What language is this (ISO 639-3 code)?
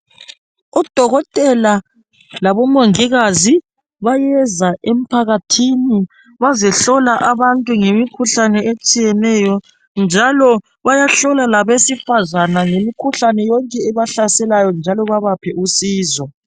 nde